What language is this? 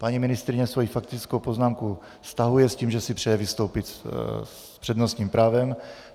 Czech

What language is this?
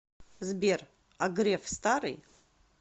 Russian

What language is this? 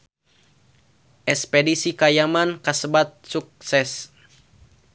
Sundanese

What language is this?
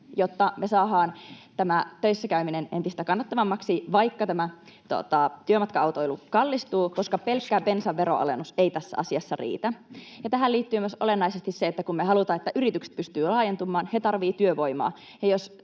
Finnish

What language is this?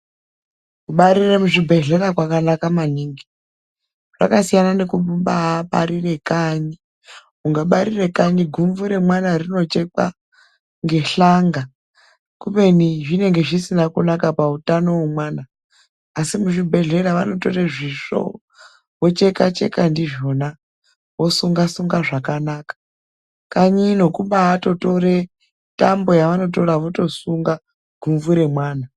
Ndau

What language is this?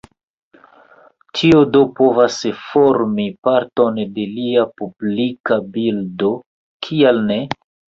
Esperanto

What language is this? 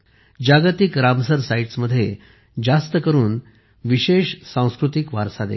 Marathi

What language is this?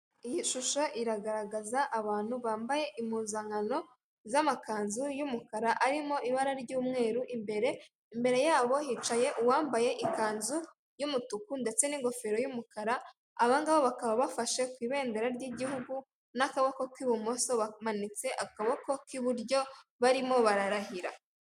Kinyarwanda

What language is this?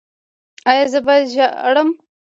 Pashto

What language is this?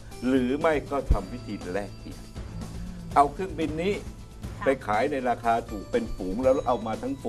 Thai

